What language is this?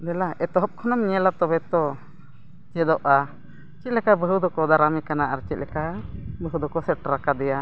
Santali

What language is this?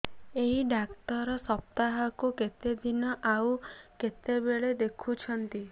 Odia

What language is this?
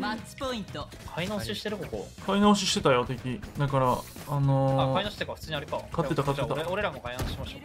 Japanese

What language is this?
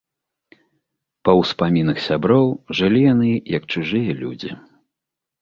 Belarusian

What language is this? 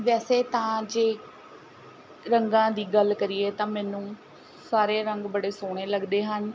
Punjabi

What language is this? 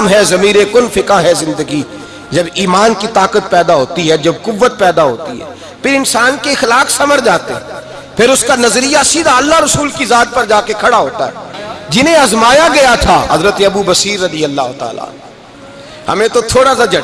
Urdu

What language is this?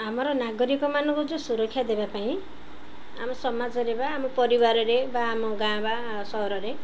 Odia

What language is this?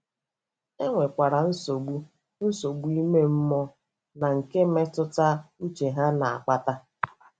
Igbo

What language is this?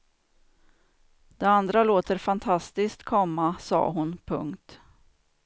Swedish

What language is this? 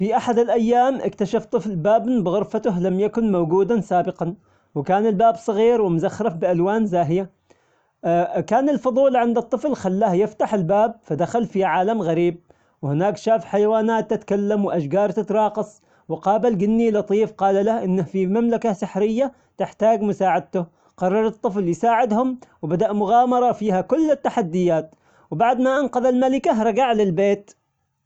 Omani Arabic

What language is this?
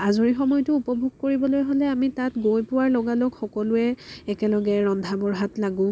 Assamese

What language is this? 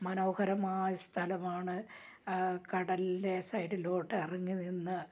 Malayalam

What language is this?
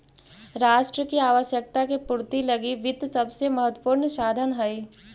Magahi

